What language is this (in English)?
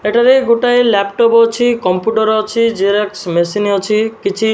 Odia